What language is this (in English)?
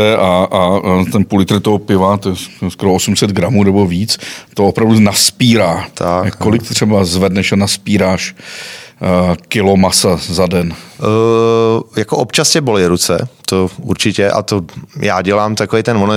Czech